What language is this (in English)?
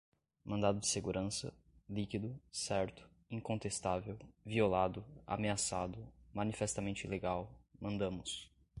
Portuguese